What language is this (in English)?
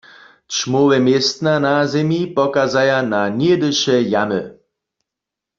Upper Sorbian